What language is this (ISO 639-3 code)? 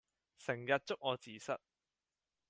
yue